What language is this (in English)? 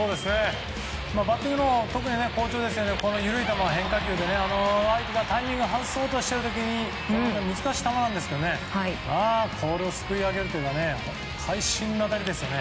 Japanese